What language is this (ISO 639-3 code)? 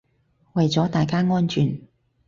yue